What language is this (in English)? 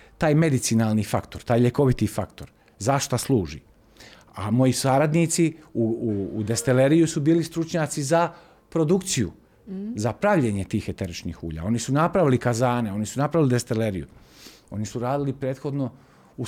Croatian